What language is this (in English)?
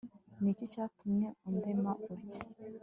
Kinyarwanda